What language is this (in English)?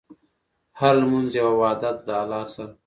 Pashto